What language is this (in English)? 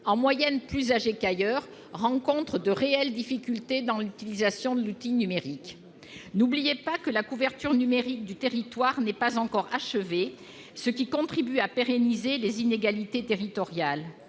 French